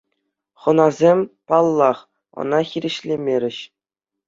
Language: Chuvash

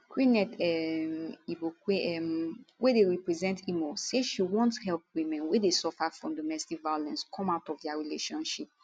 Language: Nigerian Pidgin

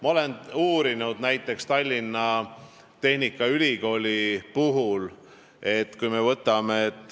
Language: Estonian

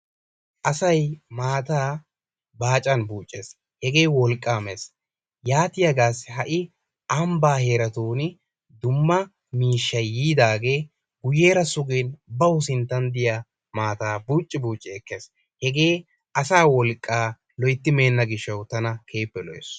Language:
Wolaytta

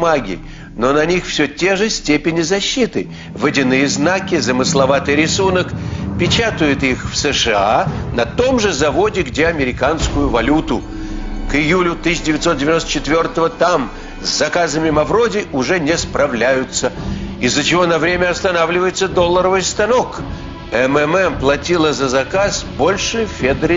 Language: Russian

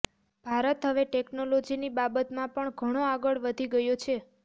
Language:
Gujarati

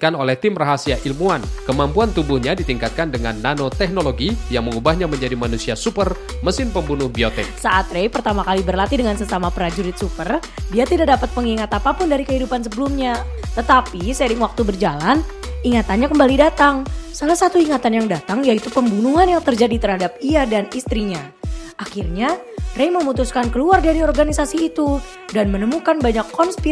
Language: Indonesian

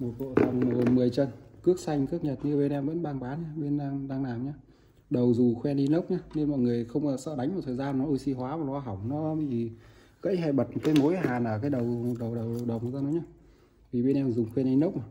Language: Vietnamese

